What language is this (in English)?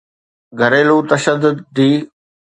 Sindhi